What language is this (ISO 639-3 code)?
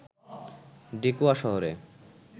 ben